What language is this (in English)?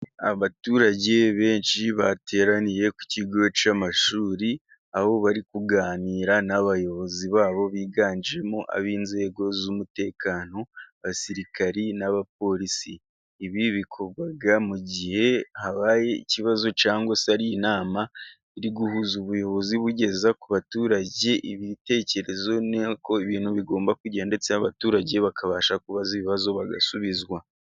Kinyarwanda